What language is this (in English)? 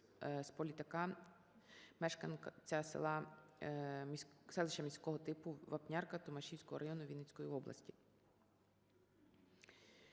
Ukrainian